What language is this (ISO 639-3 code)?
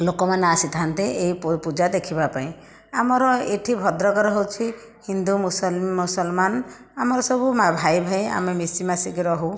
ori